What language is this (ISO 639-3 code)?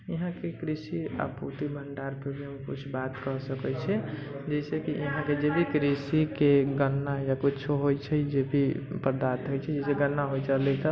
mai